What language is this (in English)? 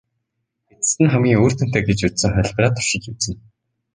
Mongolian